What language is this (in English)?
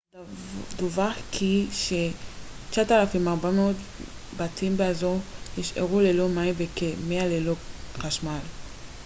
Hebrew